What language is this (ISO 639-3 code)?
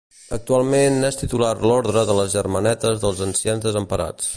cat